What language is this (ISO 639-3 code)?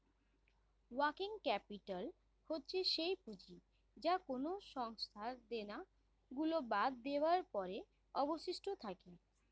ben